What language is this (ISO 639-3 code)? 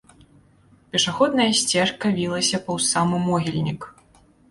bel